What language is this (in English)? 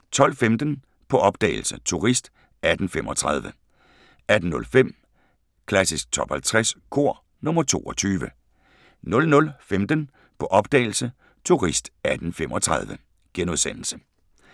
Danish